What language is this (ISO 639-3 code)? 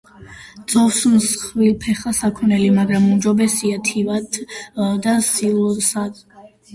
kat